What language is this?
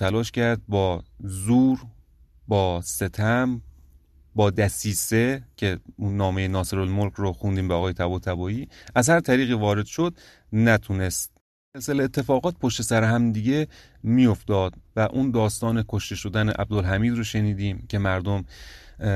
Persian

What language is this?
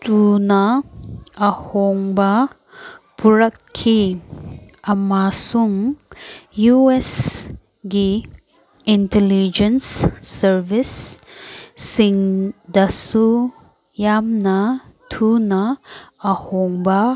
Manipuri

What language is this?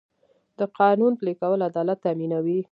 Pashto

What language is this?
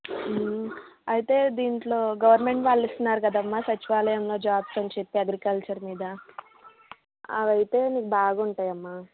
Telugu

